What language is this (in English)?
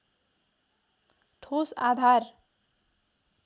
Nepali